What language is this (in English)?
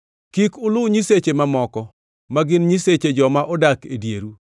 Luo (Kenya and Tanzania)